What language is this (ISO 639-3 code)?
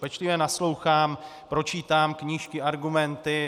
ces